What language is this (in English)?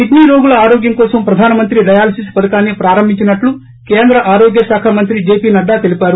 Telugu